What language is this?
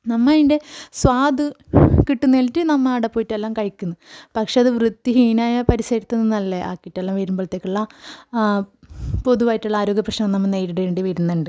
Malayalam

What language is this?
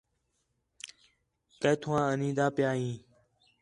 Khetrani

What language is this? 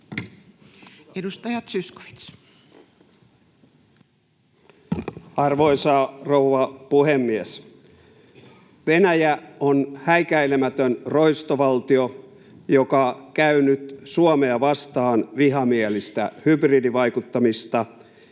Finnish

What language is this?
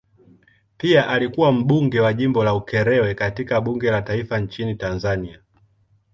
Swahili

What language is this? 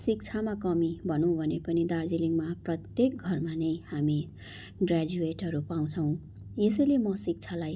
Nepali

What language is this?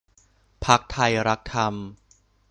Thai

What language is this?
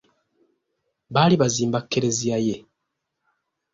Ganda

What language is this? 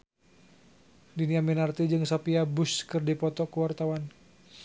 Sundanese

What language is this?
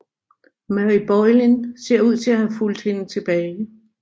Danish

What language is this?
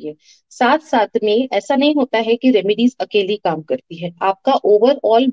Hindi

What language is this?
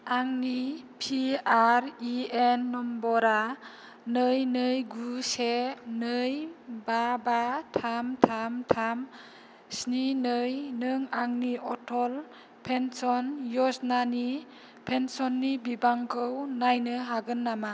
Bodo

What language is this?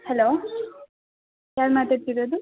Kannada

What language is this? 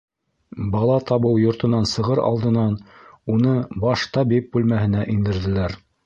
Bashkir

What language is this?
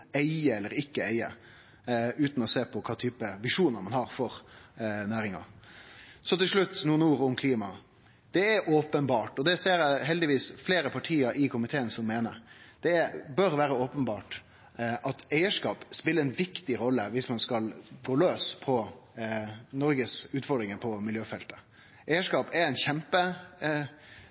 Norwegian Nynorsk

